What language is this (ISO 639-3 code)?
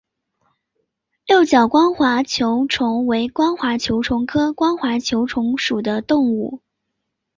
zho